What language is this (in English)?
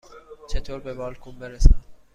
Persian